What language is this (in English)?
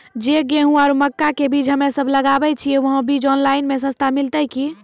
Maithili